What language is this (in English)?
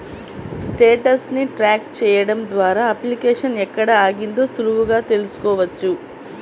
Telugu